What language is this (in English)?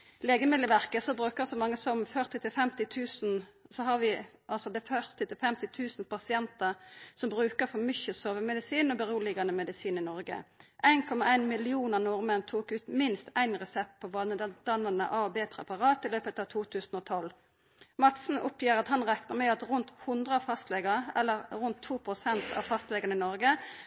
Norwegian Nynorsk